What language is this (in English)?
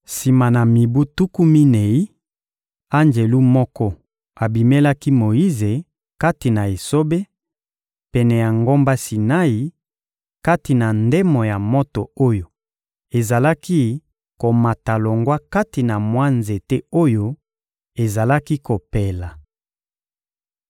Lingala